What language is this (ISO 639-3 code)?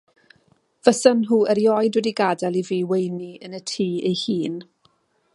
cym